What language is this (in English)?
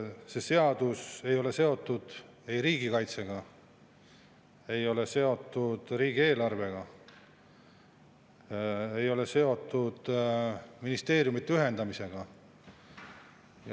Estonian